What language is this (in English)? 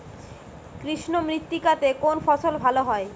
Bangla